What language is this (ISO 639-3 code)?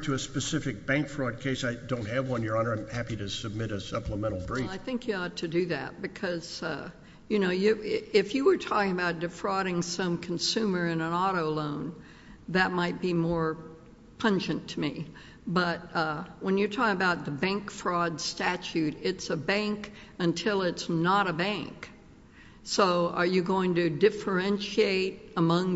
eng